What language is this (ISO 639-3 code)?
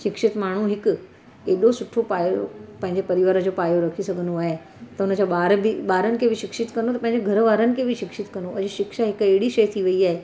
snd